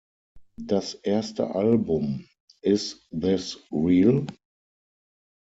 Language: German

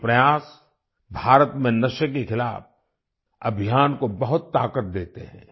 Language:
Hindi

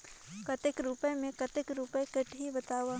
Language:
Chhattisgarhi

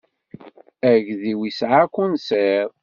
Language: Kabyle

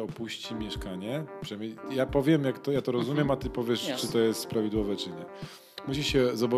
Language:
Polish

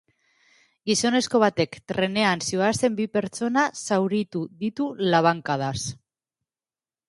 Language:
Basque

